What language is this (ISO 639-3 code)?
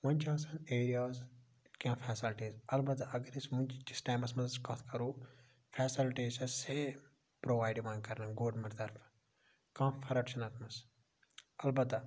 kas